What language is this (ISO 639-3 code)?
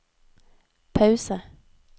nor